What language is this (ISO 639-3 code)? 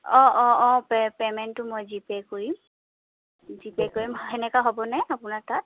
asm